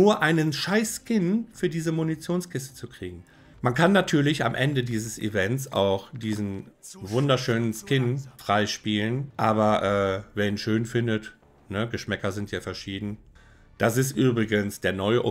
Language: German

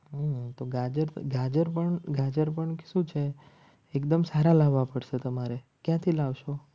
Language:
Gujarati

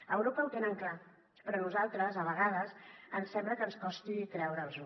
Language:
Catalan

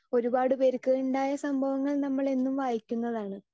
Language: Malayalam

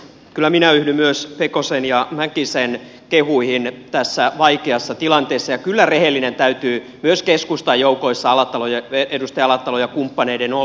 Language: Finnish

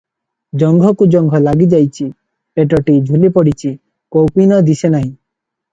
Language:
Odia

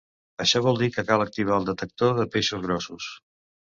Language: Catalan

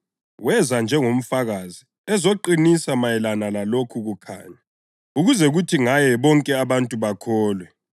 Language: North Ndebele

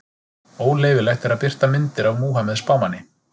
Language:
Icelandic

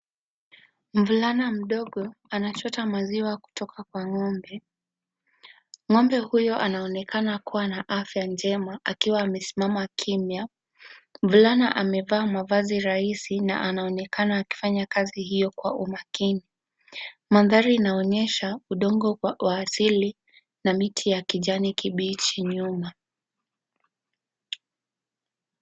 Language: Swahili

